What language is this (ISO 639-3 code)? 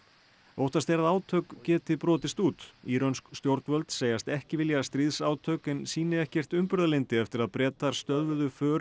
isl